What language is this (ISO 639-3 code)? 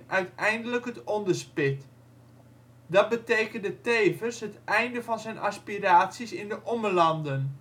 nld